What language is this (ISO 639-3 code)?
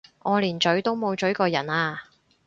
yue